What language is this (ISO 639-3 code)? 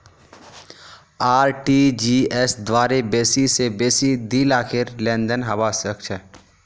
mag